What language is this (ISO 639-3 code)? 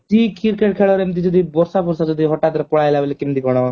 ori